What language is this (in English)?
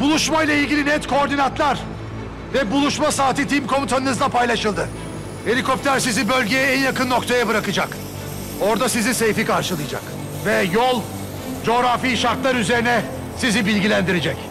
Turkish